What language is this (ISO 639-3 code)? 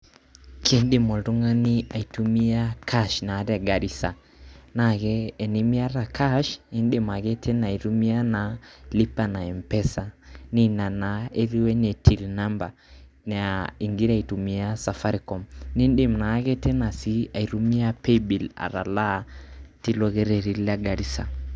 mas